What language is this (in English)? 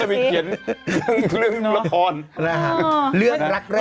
Thai